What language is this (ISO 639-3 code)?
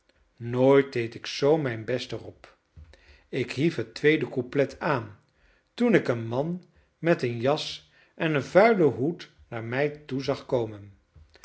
nld